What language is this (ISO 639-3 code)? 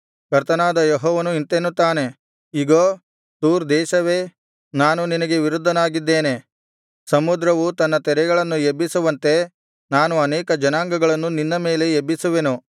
kan